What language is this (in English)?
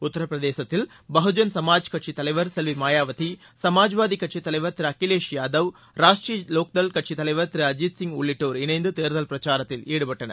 Tamil